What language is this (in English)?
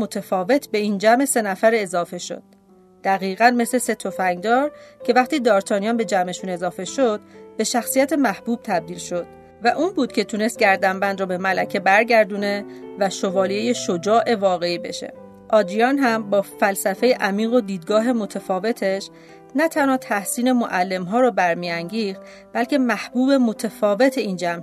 Persian